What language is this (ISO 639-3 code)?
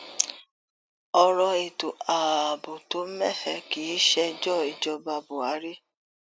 yor